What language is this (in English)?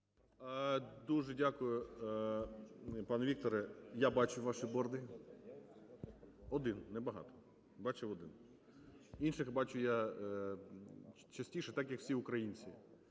Ukrainian